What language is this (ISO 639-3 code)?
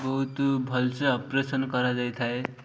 ori